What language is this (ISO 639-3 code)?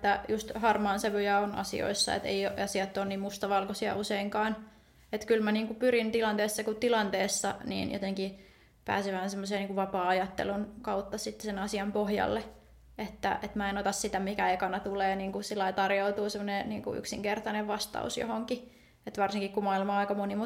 fin